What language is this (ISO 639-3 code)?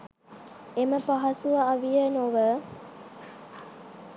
sin